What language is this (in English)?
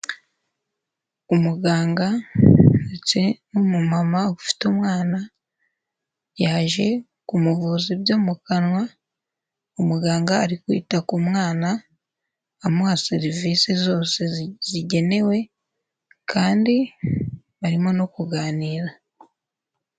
Kinyarwanda